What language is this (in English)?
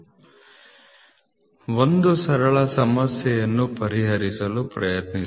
Kannada